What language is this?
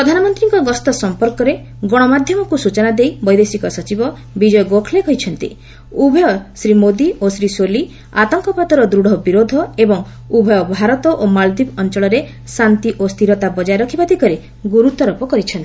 Odia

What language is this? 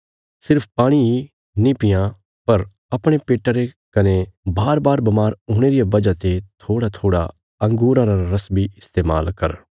Bilaspuri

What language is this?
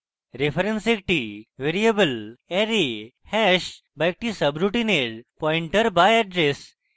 Bangla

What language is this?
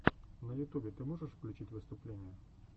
Russian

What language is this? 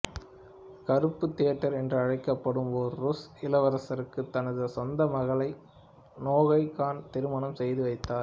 Tamil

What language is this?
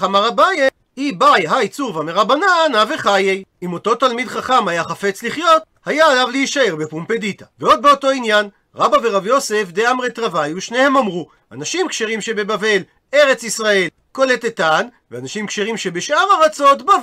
Hebrew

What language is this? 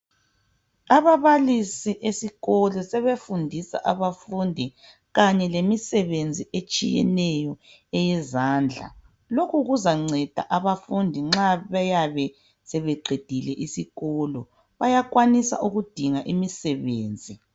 North Ndebele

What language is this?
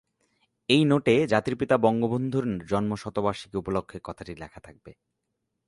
Bangla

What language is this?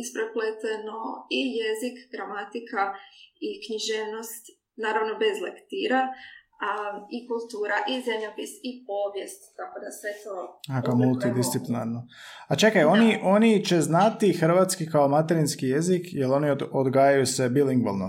Croatian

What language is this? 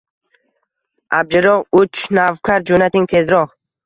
Uzbek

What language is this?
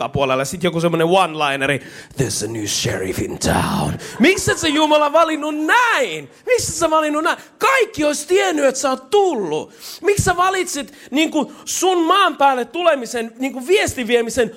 Finnish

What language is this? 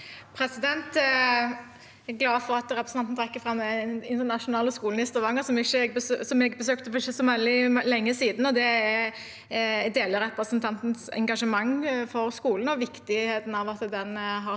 Norwegian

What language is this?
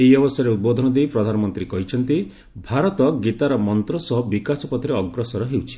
Odia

